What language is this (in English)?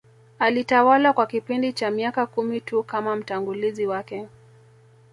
Swahili